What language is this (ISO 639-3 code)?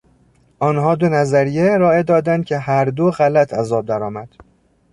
fas